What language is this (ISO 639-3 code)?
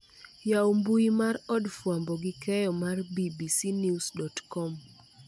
luo